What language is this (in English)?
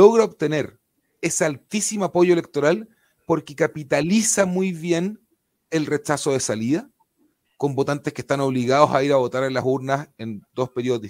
Spanish